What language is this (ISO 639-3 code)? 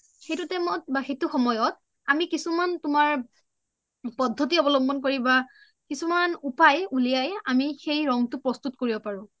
asm